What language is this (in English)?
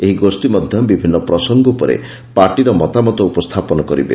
Odia